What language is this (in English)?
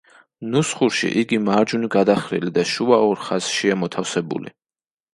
Georgian